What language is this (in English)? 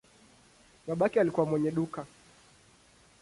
Swahili